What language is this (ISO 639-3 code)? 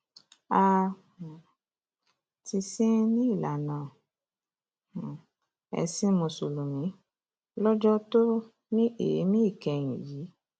yor